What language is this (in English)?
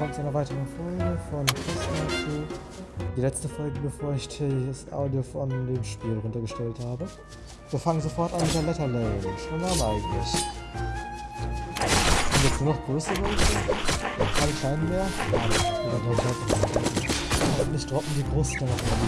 German